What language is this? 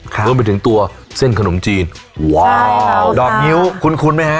Thai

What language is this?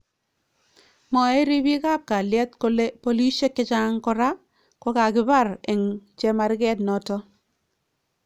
Kalenjin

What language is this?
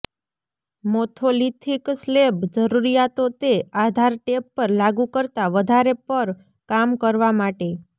Gujarati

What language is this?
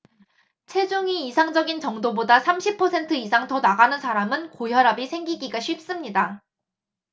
Korean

